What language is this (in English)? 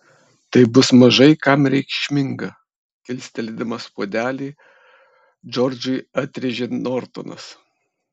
Lithuanian